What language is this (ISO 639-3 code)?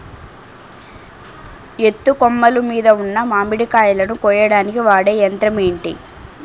tel